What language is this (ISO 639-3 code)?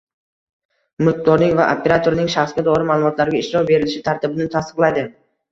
uzb